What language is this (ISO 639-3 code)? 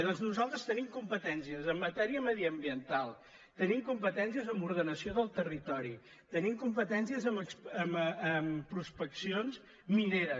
cat